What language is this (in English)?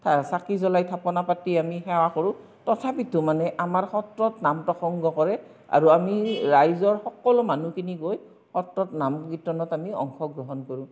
Assamese